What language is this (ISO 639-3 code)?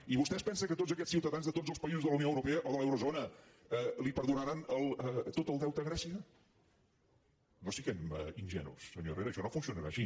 cat